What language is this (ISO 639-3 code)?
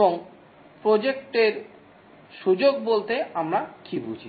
ben